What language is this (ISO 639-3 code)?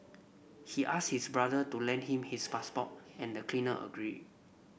eng